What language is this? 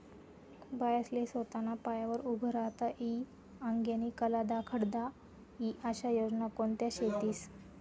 Marathi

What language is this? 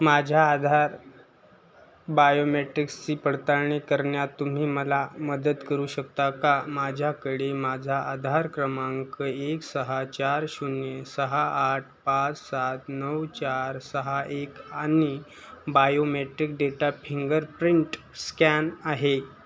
Marathi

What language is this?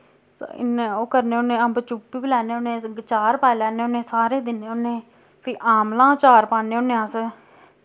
Dogri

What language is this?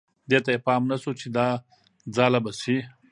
Pashto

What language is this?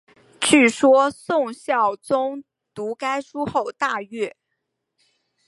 Chinese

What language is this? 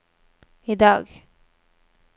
Norwegian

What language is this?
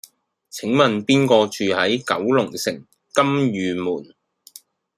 Cantonese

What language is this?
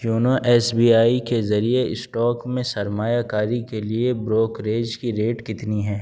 Urdu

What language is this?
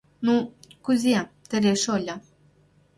Mari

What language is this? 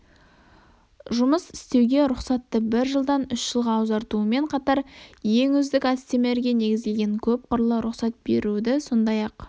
Kazakh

